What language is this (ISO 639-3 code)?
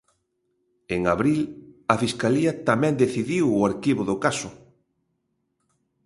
glg